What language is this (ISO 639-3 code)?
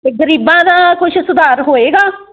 pan